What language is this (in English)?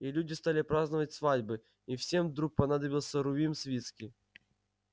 Russian